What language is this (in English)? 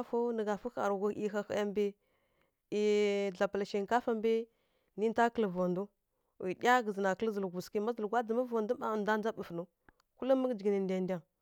Kirya-Konzəl